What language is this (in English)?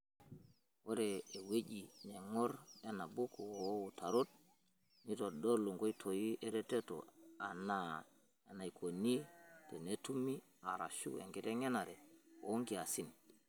Masai